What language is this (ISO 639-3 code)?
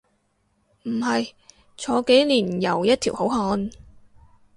yue